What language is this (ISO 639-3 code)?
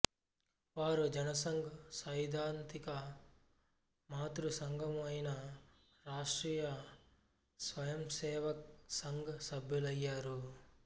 tel